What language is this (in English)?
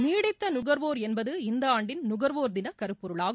Tamil